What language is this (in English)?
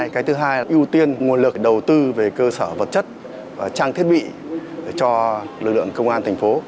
Vietnamese